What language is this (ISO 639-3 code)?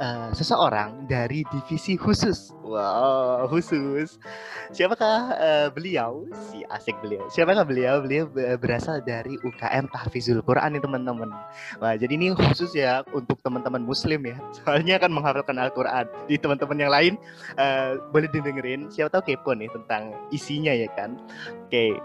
ind